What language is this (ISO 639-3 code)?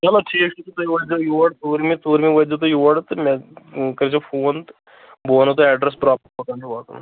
kas